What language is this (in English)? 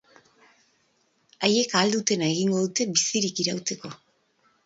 Basque